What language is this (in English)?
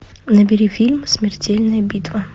Russian